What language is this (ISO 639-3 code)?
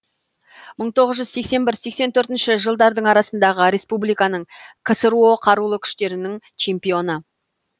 kaz